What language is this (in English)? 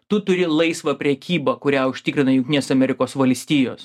Lithuanian